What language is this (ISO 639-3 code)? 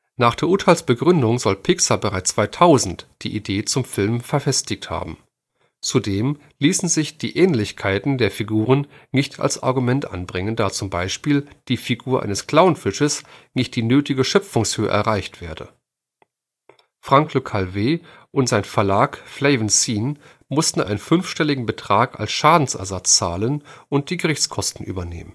deu